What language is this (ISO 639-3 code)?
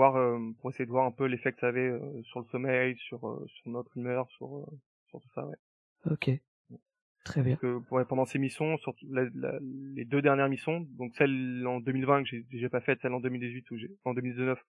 fra